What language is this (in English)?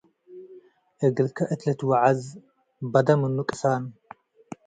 Tigre